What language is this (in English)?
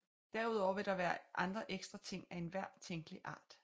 Danish